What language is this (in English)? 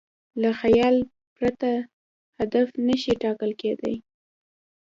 Pashto